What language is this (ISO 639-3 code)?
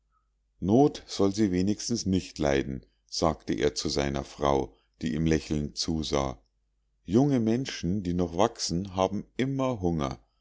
deu